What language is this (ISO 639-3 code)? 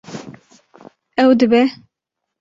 kur